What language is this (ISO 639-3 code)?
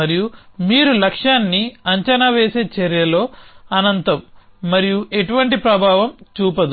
tel